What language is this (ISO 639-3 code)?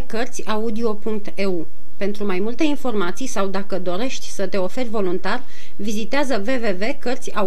ron